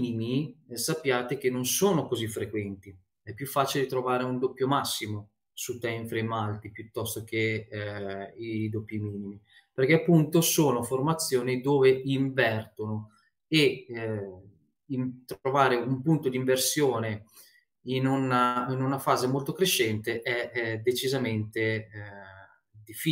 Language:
Italian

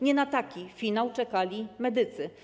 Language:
Polish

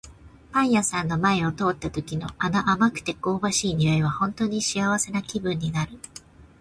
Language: Japanese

